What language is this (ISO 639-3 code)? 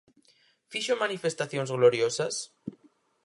glg